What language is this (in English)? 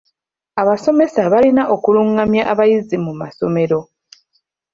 Ganda